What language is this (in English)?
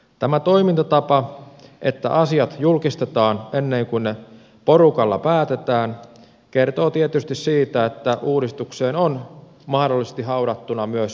Finnish